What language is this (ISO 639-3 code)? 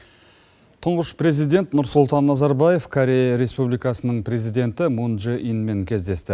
kaz